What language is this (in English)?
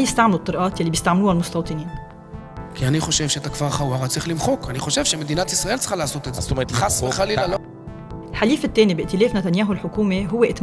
Arabic